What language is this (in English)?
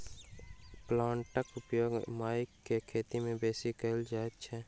Maithili